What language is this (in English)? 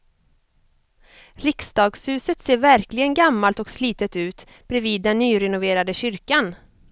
Swedish